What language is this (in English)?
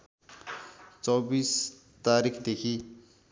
Nepali